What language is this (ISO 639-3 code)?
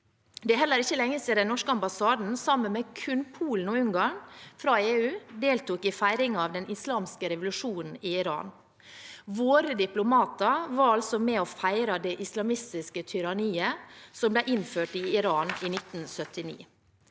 nor